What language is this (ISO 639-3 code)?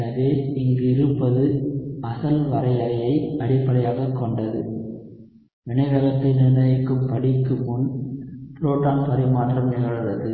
tam